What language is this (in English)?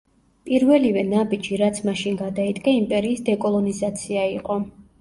Georgian